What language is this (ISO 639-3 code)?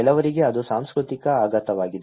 kan